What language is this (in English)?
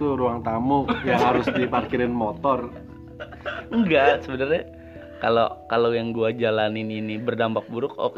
Indonesian